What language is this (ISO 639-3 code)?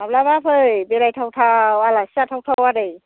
brx